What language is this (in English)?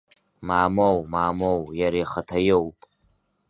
Abkhazian